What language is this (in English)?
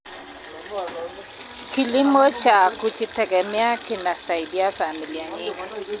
Kalenjin